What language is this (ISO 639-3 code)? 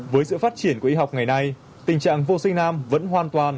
vie